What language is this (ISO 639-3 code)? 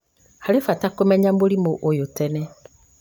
kik